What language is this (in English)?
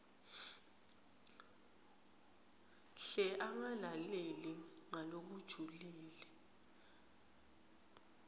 Swati